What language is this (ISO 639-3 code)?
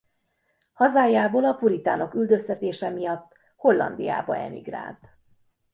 hun